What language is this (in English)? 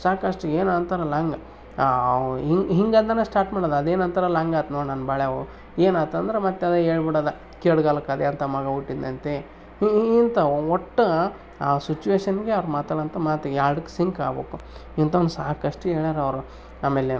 Kannada